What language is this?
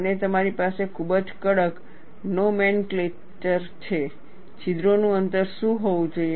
Gujarati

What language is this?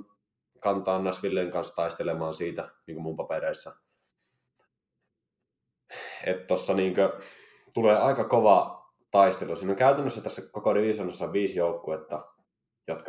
Finnish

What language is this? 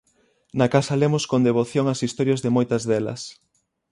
Galician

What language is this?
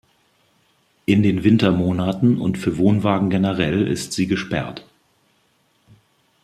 German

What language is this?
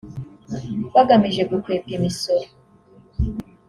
Kinyarwanda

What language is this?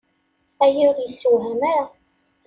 Kabyle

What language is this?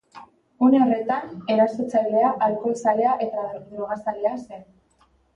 Basque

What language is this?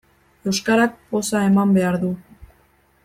Basque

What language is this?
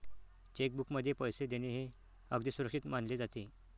Marathi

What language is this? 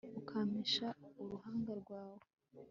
Kinyarwanda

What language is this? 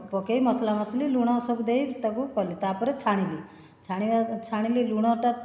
Odia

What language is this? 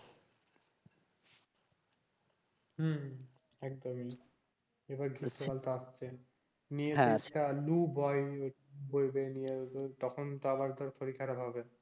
Bangla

